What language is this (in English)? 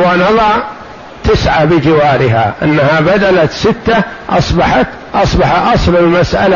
Arabic